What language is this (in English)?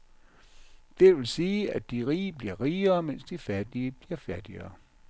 Danish